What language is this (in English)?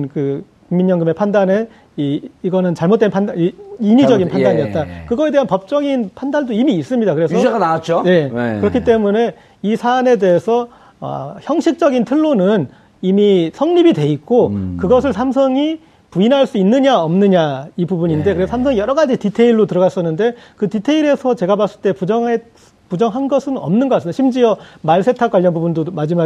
Korean